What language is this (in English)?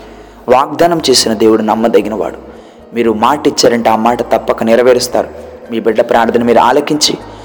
Telugu